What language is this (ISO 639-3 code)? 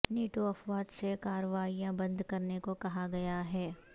urd